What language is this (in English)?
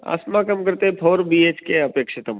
Sanskrit